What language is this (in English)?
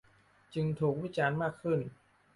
Thai